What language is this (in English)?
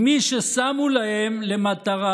Hebrew